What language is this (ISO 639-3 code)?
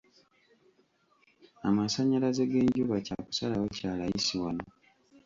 lug